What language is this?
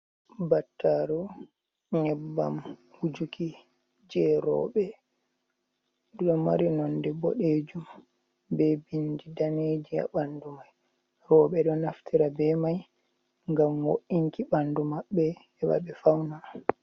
Fula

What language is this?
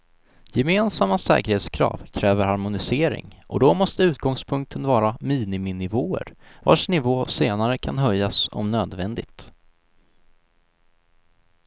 Swedish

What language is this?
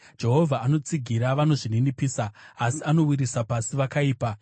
Shona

